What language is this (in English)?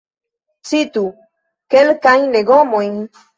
Esperanto